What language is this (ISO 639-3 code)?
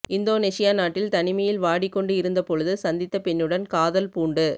tam